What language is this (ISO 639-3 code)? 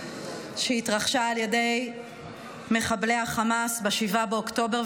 heb